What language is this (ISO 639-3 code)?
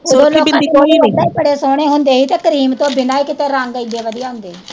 pan